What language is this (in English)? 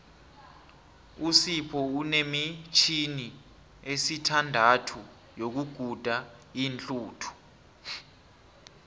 South Ndebele